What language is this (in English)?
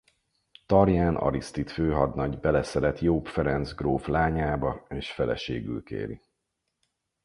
Hungarian